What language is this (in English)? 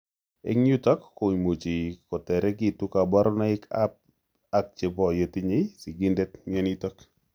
Kalenjin